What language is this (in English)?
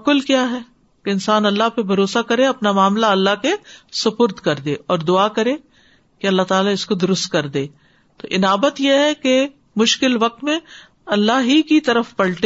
Urdu